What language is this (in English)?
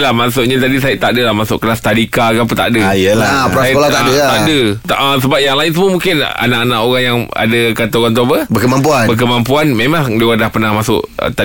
Malay